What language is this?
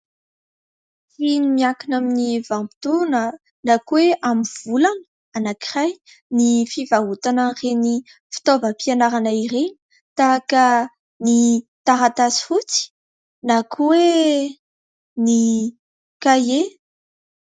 Malagasy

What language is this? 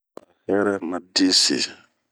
Bomu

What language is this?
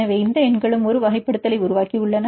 Tamil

